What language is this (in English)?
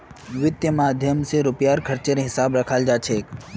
Magahi